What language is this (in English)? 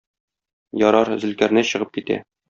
Tatar